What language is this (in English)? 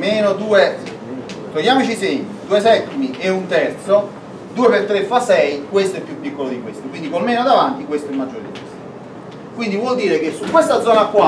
Italian